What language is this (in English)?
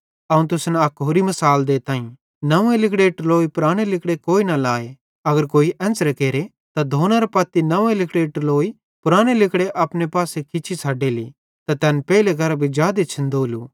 Bhadrawahi